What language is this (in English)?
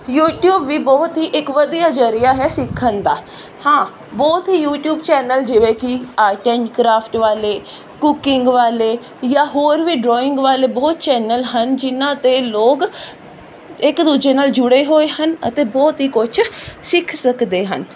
Punjabi